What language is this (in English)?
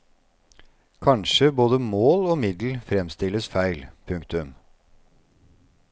Norwegian